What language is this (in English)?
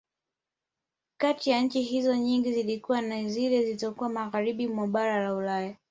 Swahili